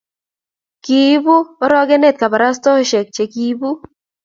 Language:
Kalenjin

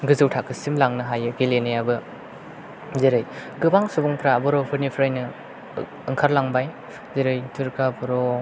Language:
Bodo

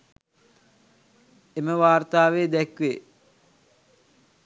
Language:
Sinhala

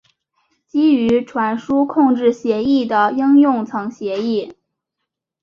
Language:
Chinese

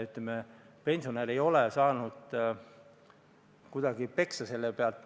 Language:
Estonian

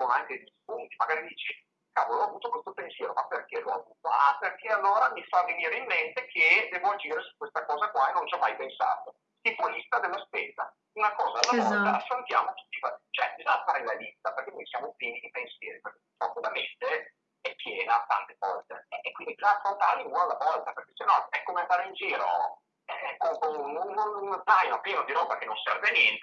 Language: Italian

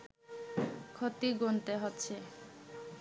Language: Bangla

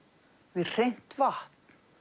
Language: Icelandic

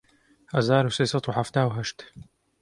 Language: Central Kurdish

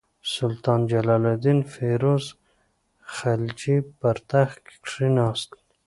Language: Pashto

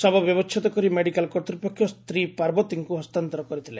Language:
Odia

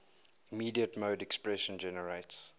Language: English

